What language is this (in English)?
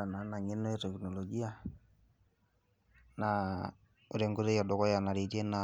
Masai